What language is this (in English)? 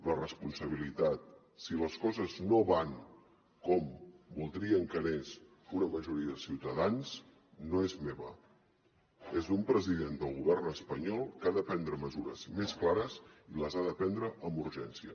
Catalan